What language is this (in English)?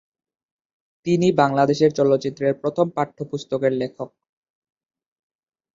Bangla